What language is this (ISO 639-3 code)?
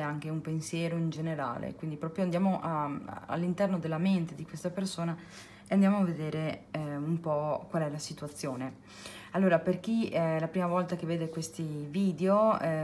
ita